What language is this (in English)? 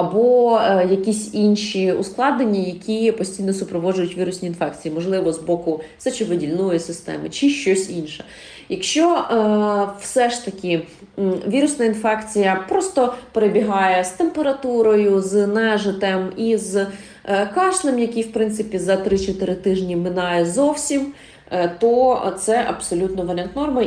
Ukrainian